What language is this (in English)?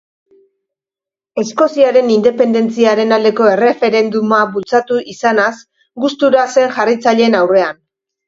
Basque